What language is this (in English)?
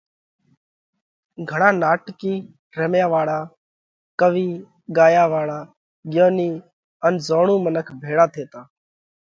Parkari Koli